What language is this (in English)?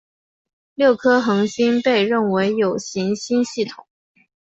Chinese